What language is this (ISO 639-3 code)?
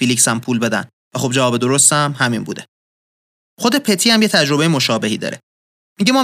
fas